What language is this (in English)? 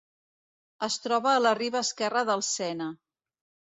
Catalan